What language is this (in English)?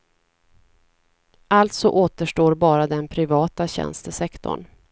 Swedish